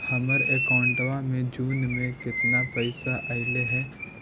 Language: Magahi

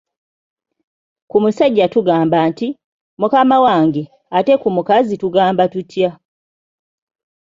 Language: Ganda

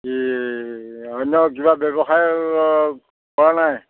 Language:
Assamese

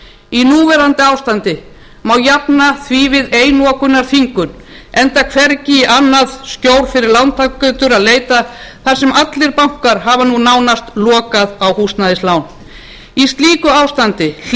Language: Icelandic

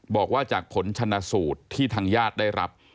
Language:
Thai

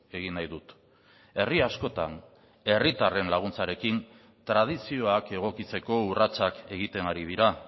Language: Basque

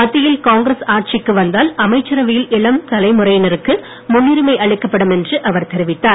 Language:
Tamil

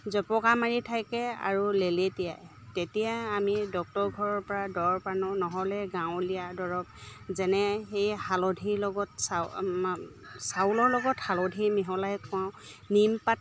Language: Assamese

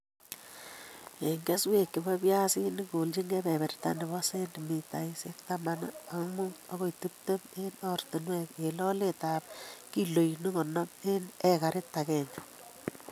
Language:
Kalenjin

